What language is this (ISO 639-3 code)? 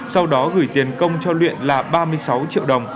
vie